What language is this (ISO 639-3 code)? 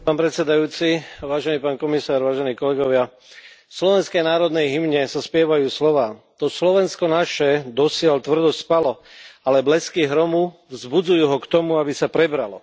slk